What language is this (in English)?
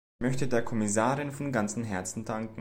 German